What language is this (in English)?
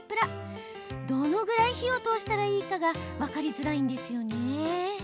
Japanese